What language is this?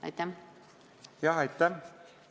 Estonian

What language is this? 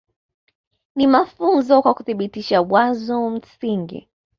Swahili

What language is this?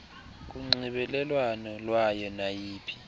Xhosa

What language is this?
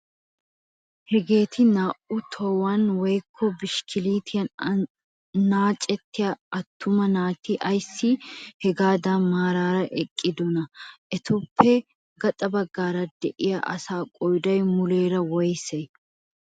Wolaytta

